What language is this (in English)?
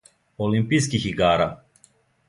Serbian